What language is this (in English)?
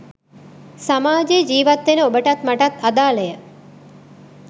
Sinhala